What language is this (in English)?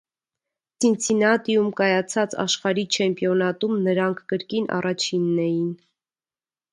Armenian